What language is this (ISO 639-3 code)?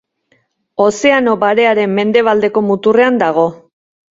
eus